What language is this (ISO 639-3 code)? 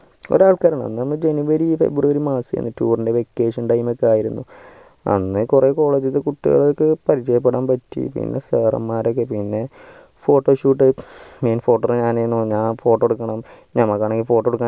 mal